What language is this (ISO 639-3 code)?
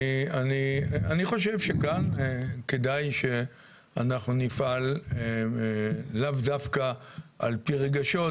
heb